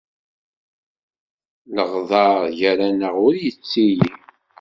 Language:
Kabyle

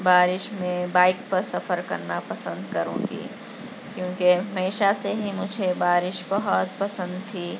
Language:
Urdu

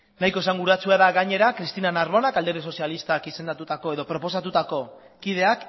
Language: Basque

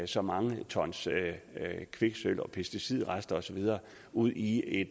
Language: Danish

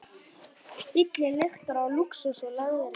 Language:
Icelandic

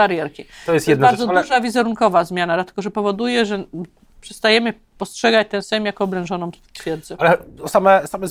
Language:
Polish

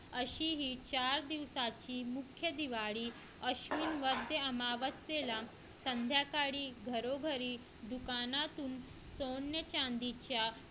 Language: Marathi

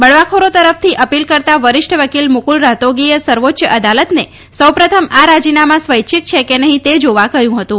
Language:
Gujarati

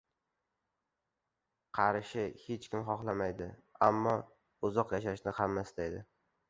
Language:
Uzbek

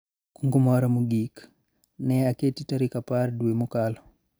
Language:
Luo (Kenya and Tanzania)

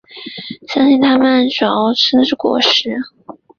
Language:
Chinese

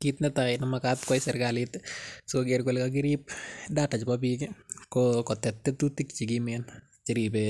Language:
Kalenjin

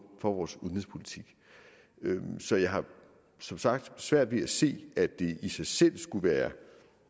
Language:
Danish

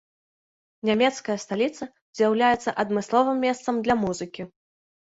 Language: Belarusian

